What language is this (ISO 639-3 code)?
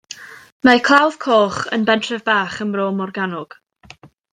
cym